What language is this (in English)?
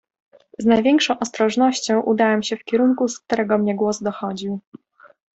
Polish